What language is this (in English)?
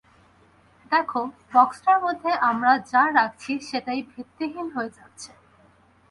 Bangla